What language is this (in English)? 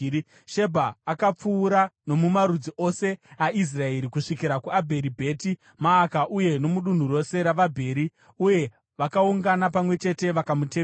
Shona